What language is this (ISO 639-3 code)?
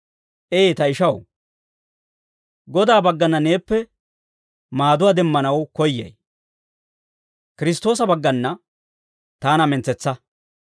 dwr